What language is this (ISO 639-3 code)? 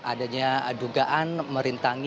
ind